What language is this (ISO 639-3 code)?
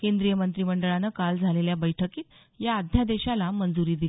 mar